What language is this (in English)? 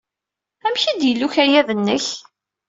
Kabyle